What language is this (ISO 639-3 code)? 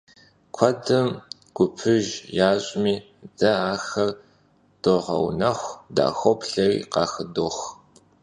kbd